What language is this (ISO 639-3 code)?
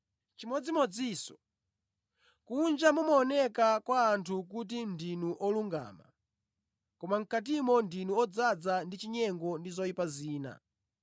nya